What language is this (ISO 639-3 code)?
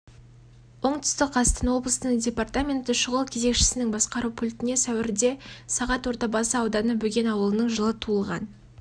kaz